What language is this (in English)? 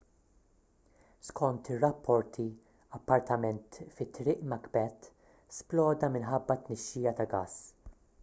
Maltese